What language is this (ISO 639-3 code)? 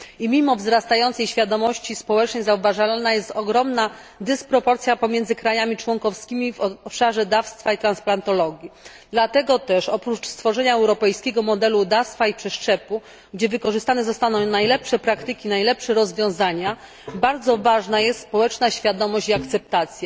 pol